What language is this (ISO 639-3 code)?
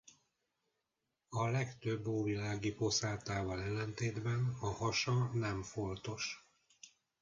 hun